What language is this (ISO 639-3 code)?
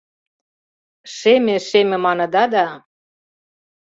chm